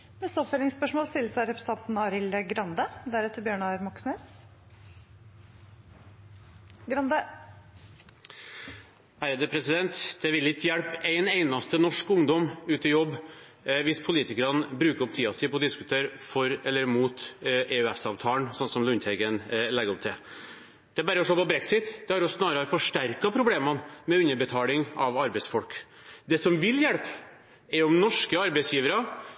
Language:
Norwegian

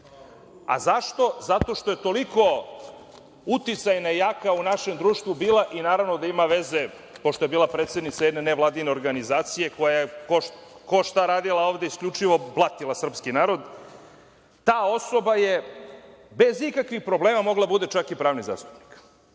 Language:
Serbian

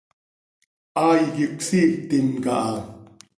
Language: Seri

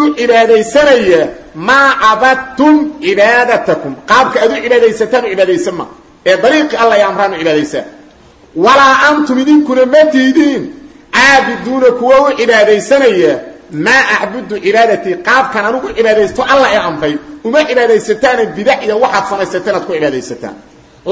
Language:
Arabic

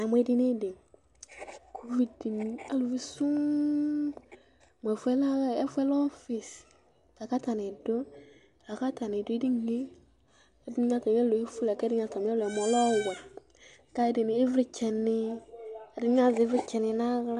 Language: Ikposo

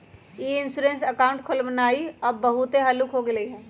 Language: Magahi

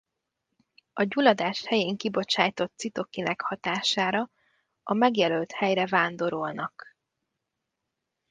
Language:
Hungarian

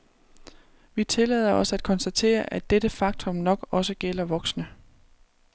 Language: Danish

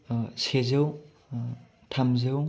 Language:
Bodo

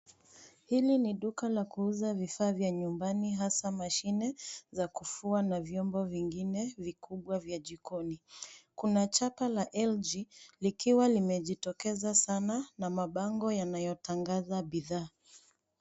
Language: Swahili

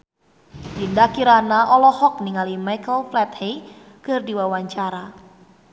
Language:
Sundanese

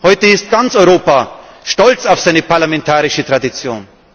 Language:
German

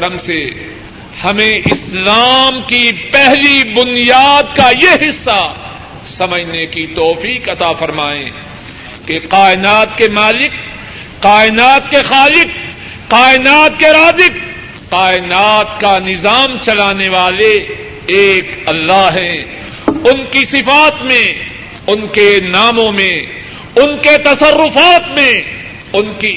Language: Urdu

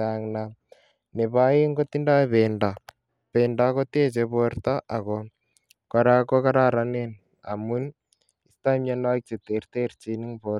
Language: Kalenjin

